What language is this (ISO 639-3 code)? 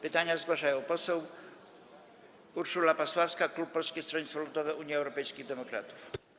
pol